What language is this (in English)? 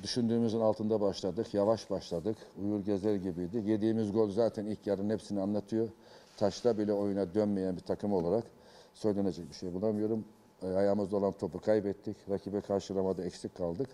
Turkish